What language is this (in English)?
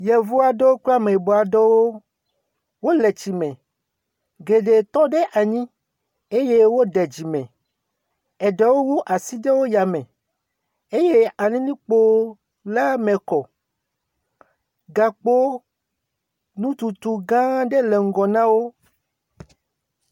Ewe